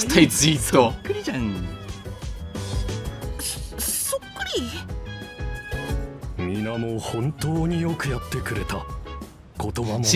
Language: Italian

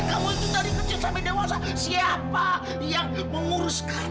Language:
Indonesian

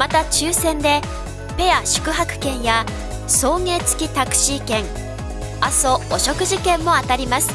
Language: Japanese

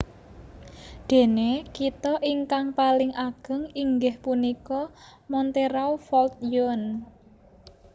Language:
Javanese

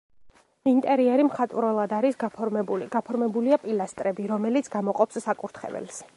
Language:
Georgian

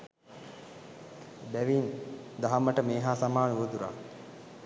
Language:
Sinhala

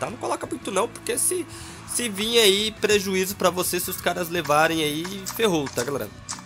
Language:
Portuguese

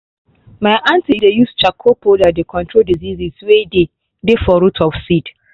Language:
Nigerian Pidgin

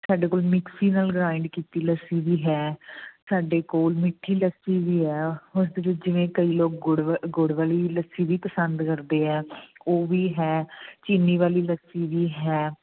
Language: Punjabi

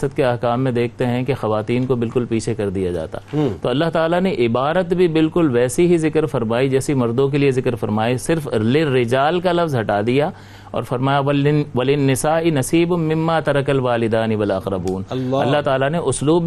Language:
Urdu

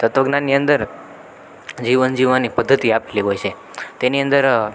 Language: Gujarati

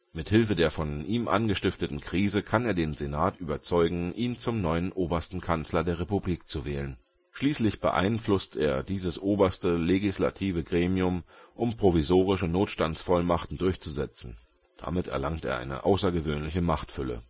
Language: German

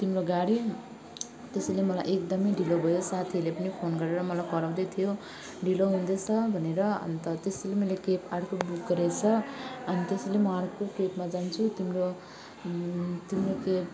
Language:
Nepali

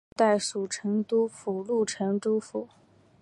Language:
Chinese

